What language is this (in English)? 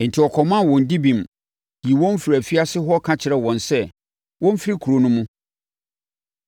Akan